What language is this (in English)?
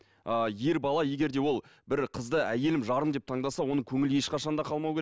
Kazakh